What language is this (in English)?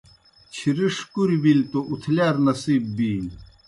Kohistani Shina